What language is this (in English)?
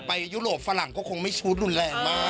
Thai